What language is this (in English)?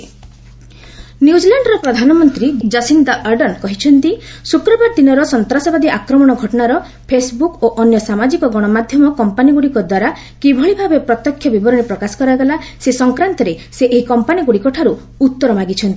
Odia